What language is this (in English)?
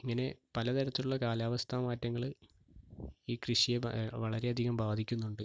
Malayalam